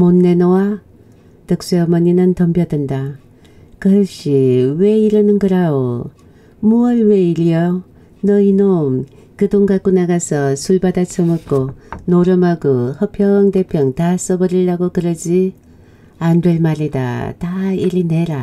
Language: Korean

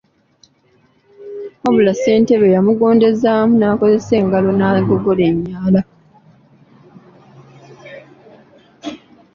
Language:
Ganda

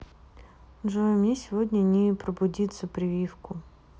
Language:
Russian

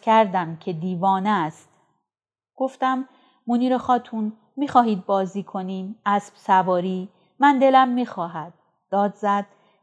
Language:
Persian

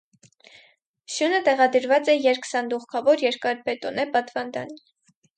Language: Armenian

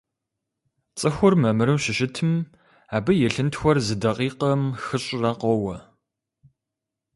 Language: Kabardian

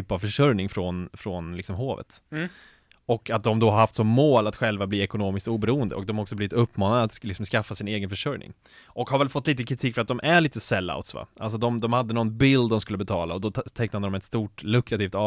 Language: Swedish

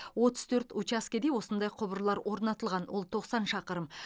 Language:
Kazakh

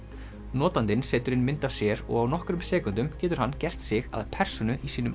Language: Icelandic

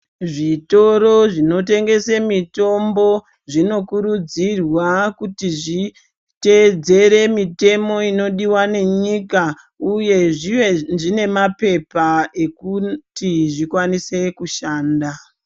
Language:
Ndau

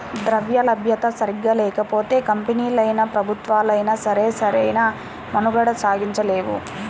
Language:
Telugu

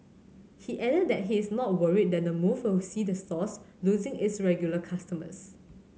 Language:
English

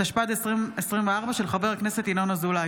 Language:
Hebrew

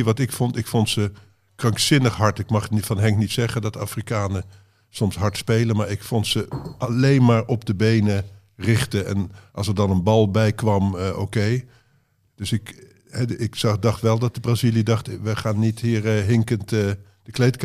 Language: Dutch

